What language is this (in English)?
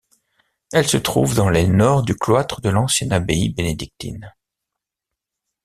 French